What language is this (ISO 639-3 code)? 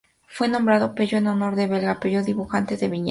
spa